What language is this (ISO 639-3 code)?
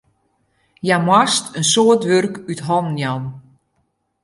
fry